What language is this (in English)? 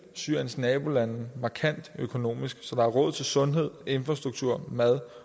Danish